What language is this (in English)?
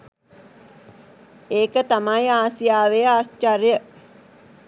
Sinhala